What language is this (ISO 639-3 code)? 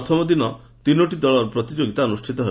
ori